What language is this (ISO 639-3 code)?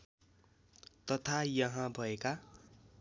nep